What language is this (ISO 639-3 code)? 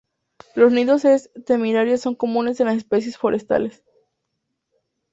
spa